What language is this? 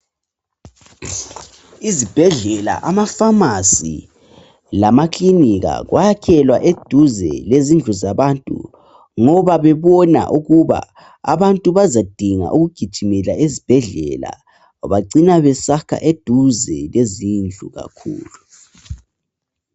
North Ndebele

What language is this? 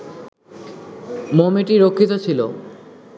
Bangla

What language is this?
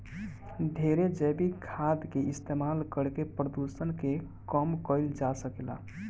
Bhojpuri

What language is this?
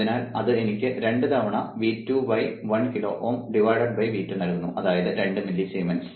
Malayalam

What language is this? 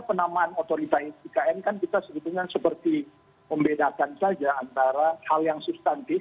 Indonesian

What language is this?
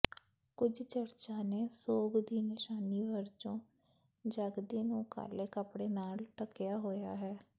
Punjabi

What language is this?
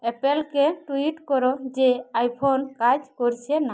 Bangla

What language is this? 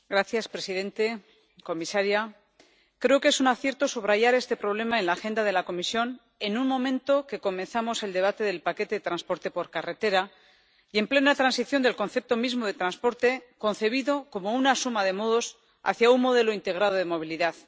Spanish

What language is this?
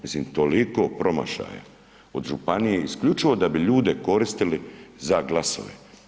Croatian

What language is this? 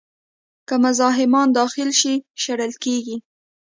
Pashto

